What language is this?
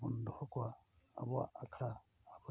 Santali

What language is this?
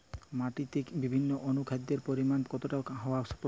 Bangla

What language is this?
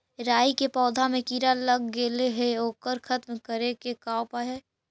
Magahi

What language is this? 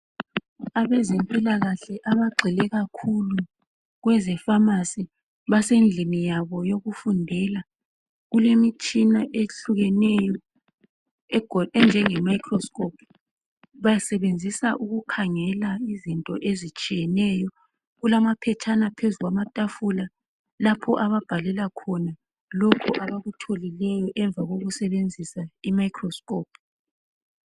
North Ndebele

